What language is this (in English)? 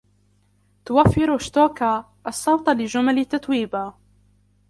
Arabic